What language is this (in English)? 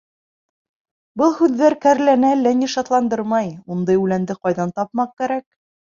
Bashkir